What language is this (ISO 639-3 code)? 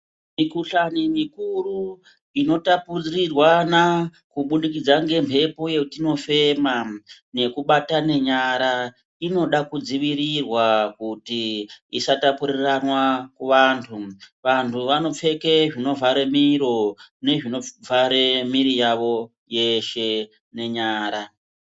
ndc